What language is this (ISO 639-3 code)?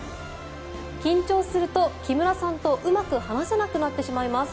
jpn